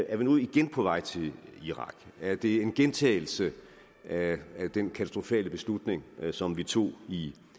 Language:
Danish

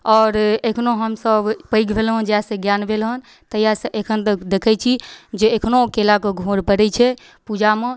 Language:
Maithili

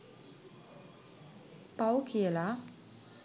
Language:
Sinhala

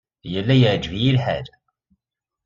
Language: Kabyle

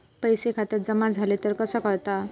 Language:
Marathi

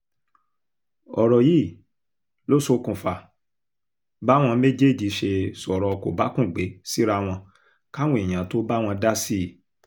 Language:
Yoruba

